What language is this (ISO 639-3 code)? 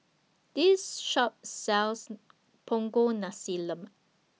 eng